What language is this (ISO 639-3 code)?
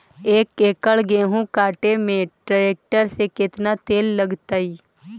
mag